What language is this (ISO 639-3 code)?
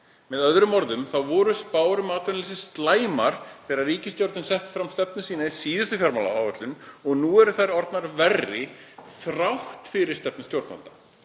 isl